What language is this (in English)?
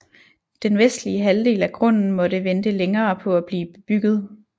Danish